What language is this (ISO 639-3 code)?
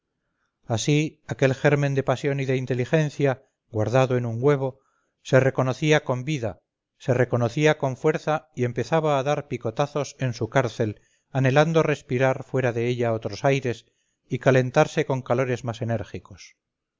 spa